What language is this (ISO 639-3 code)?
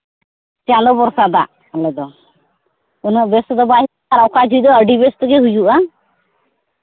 sat